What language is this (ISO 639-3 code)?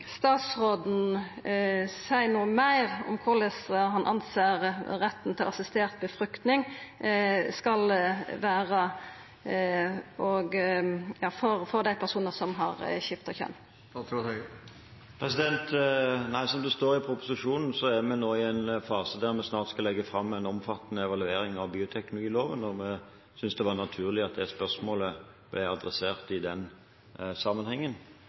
nor